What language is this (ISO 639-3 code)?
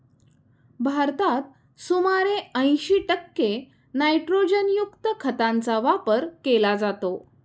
mar